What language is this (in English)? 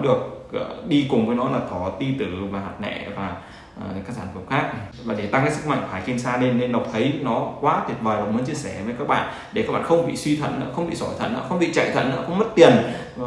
Vietnamese